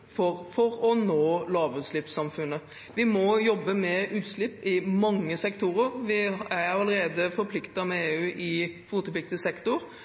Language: Norwegian Bokmål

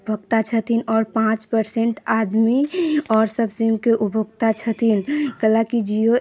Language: Maithili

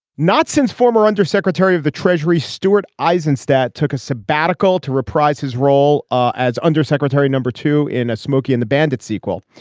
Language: English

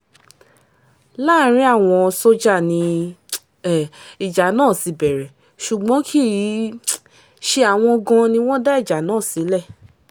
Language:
Yoruba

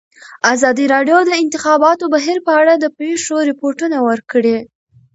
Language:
Pashto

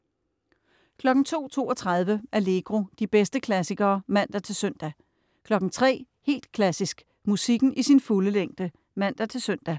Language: Danish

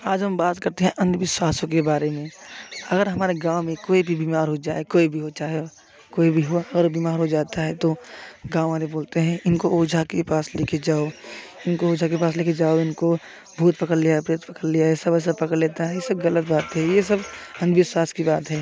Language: Hindi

